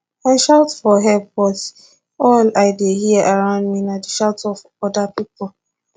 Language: Nigerian Pidgin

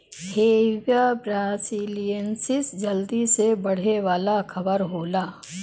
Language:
Bhojpuri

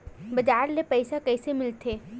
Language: Chhattisgarhi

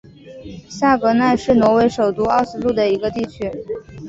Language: Chinese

